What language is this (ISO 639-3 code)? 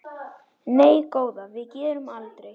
isl